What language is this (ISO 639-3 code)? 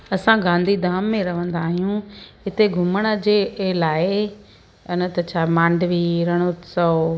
snd